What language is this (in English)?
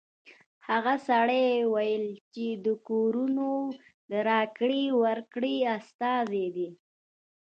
Pashto